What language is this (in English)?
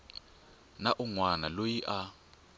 Tsonga